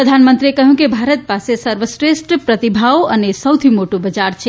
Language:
Gujarati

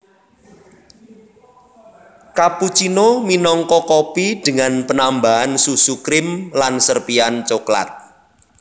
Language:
Javanese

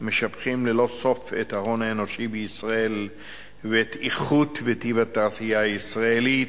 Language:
Hebrew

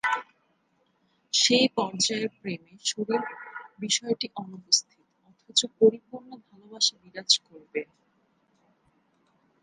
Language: Bangla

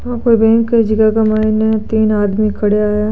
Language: Marwari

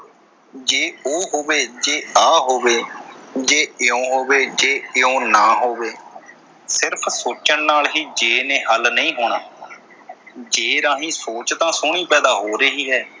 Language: Punjabi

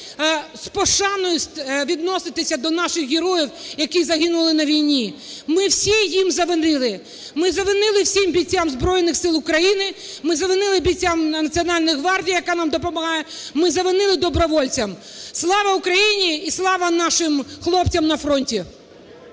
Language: Ukrainian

